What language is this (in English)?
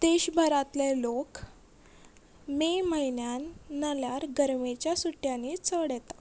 Konkani